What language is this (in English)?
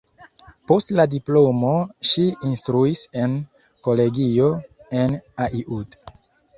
Esperanto